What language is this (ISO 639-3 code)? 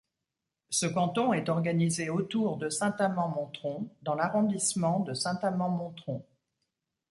fra